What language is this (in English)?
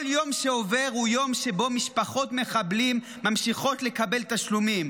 Hebrew